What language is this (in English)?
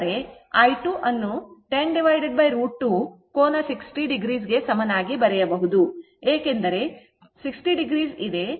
Kannada